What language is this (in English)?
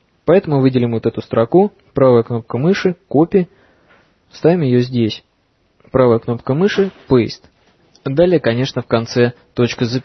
Russian